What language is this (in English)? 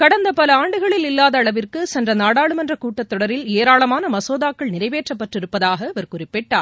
Tamil